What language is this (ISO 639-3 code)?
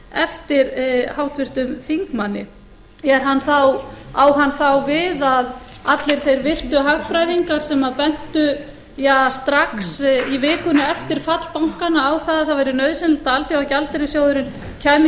isl